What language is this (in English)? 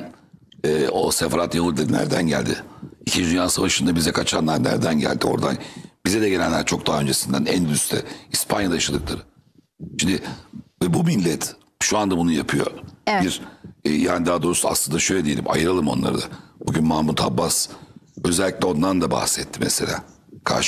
Turkish